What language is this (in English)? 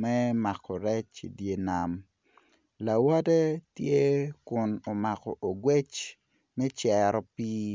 Acoli